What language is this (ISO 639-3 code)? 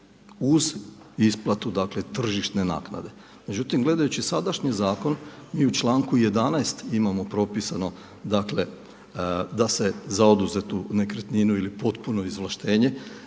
hrv